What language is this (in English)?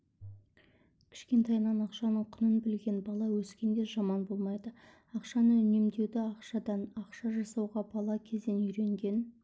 Kazakh